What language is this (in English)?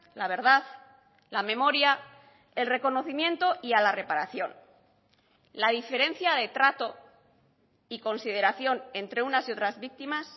Spanish